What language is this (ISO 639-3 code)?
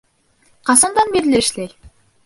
bak